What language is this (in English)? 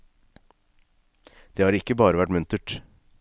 Norwegian